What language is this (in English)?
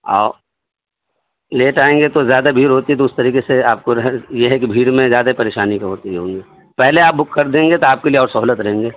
Urdu